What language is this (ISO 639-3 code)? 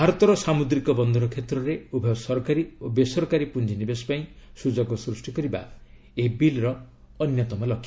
ori